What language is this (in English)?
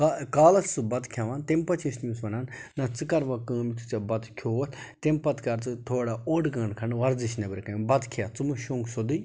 Kashmiri